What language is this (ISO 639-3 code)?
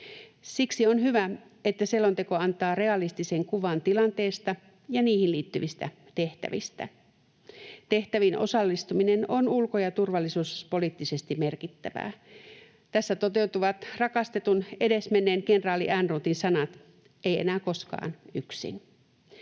fin